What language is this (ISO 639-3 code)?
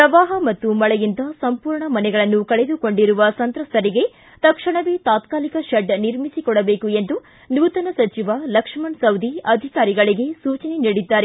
kan